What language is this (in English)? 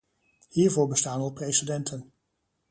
Dutch